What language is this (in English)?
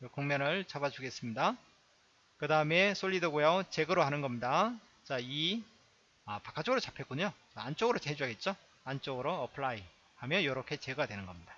Korean